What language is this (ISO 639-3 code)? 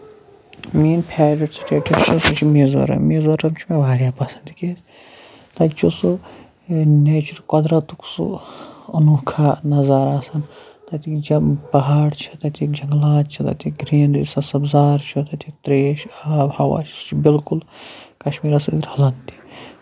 kas